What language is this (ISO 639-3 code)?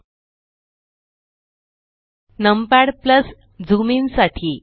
mar